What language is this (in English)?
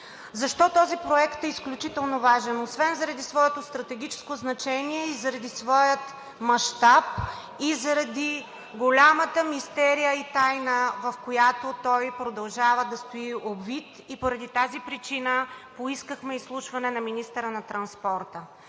Bulgarian